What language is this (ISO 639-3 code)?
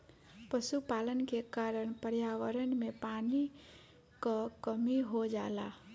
bho